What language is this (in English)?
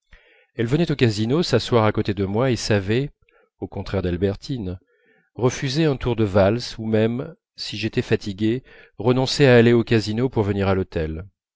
French